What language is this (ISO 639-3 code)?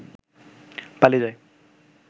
ben